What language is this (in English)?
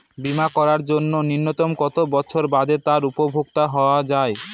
Bangla